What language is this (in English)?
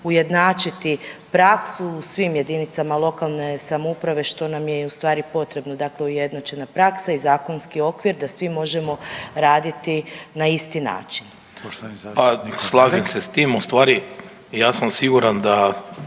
Croatian